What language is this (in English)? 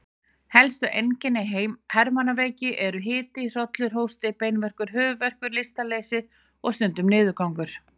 Icelandic